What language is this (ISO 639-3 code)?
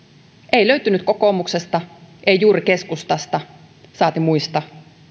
fin